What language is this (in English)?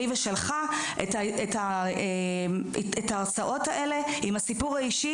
Hebrew